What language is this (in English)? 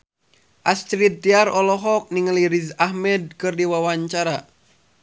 Sundanese